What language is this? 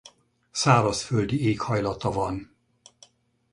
Hungarian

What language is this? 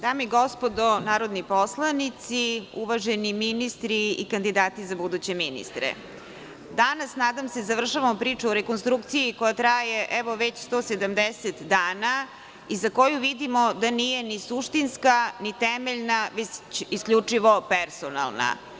Serbian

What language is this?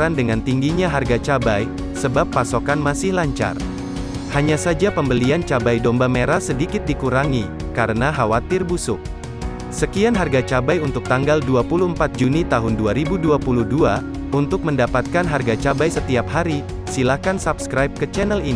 Indonesian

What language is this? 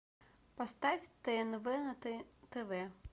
Russian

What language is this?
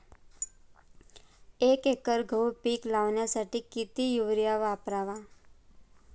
Marathi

